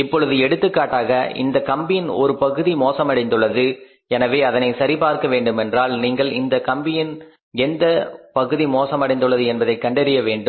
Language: Tamil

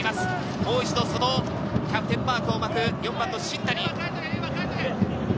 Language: Japanese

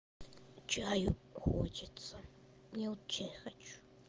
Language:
Russian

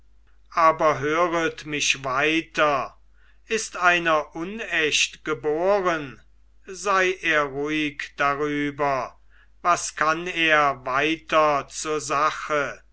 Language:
German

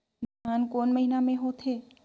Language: Chhattisgarhi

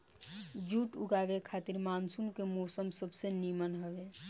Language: Bhojpuri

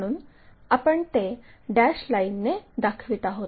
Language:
Marathi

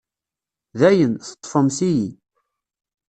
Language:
Kabyle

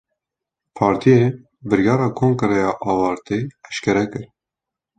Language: Kurdish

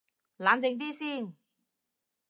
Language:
Cantonese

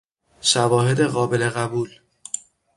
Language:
Persian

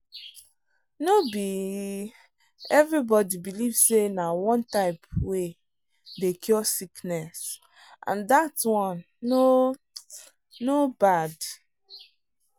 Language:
Nigerian Pidgin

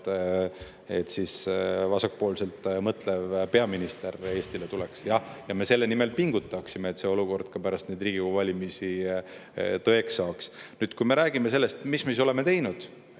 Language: Estonian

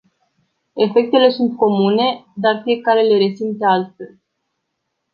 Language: Romanian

